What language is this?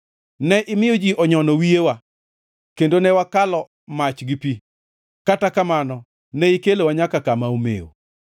Luo (Kenya and Tanzania)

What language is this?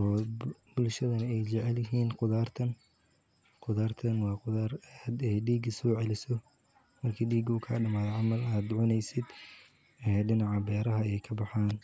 Somali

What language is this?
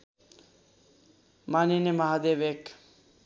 Nepali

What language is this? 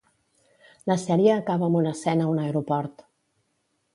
Catalan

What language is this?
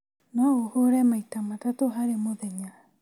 Kikuyu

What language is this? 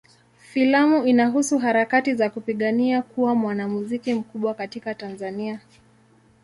Swahili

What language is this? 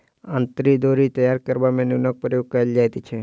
Maithili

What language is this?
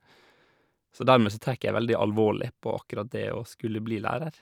Norwegian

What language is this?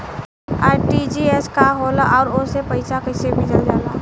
Bhojpuri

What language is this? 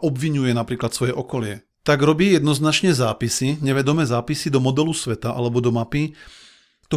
Slovak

